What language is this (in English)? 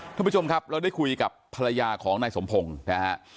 Thai